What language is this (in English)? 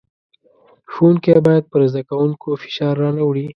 Pashto